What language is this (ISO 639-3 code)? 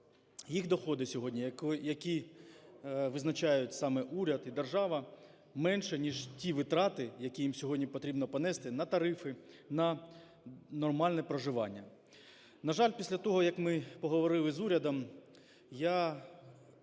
ukr